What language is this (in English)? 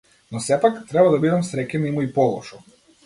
Macedonian